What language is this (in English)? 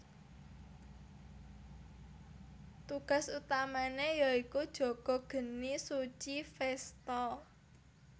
Javanese